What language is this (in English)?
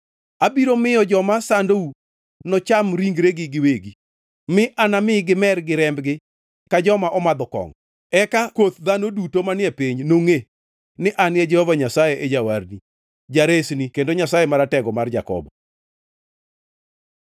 Luo (Kenya and Tanzania)